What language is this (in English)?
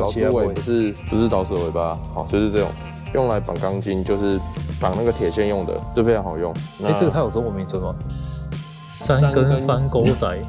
Chinese